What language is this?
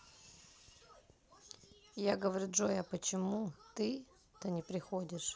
Russian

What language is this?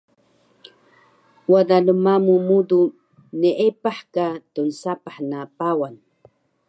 Taroko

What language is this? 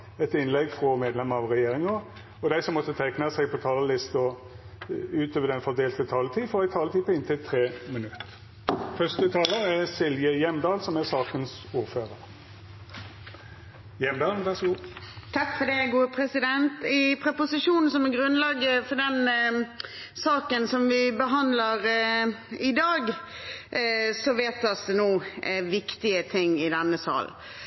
Norwegian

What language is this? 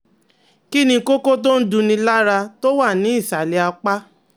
Yoruba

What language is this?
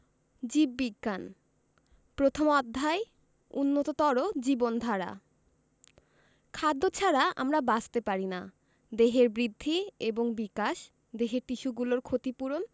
Bangla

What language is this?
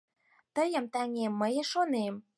Mari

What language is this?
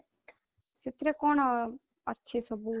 Odia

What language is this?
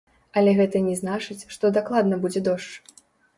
Belarusian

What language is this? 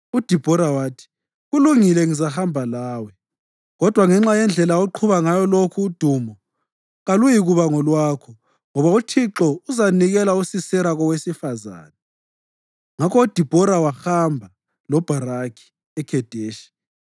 North Ndebele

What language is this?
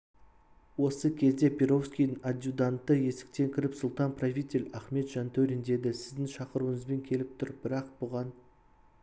Kazakh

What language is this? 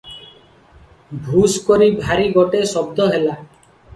Odia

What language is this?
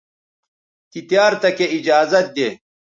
Bateri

